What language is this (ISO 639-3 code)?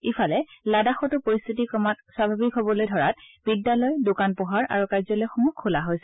asm